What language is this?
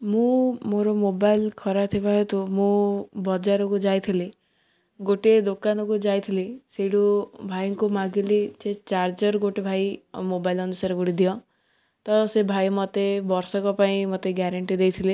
Odia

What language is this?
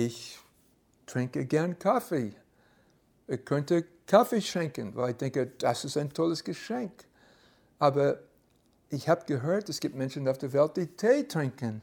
German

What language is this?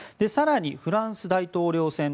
Japanese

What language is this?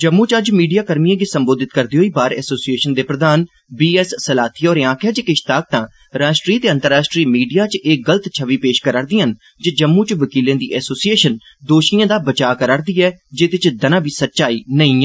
Dogri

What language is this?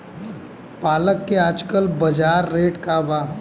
Bhojpuri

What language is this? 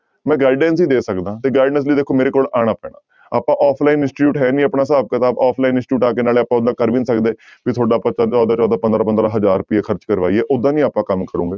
Punjabi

